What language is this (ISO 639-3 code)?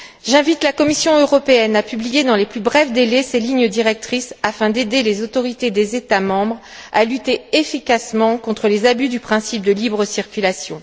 fra